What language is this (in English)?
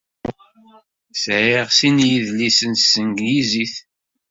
Kabyle